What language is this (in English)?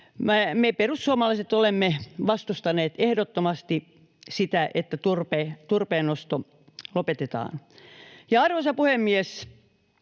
Finnish